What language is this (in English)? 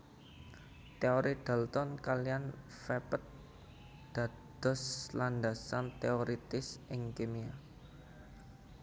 Javanese